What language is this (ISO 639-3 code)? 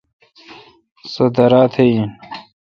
xka